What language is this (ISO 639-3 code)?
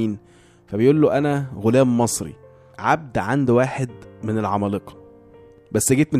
ara